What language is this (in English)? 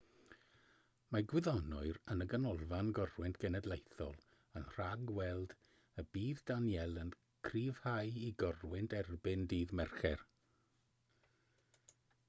Welsh